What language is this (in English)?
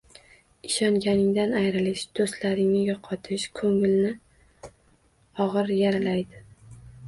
Uzbek